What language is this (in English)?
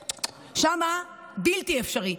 Hebrew